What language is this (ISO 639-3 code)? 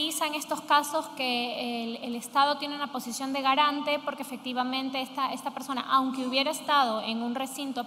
spa